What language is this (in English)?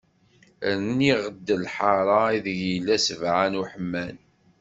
Kabyle